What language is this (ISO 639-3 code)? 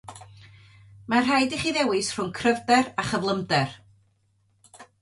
cym